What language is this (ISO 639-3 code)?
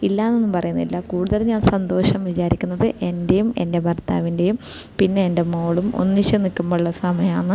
mal